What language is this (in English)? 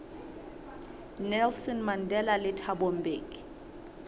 Southern Sotho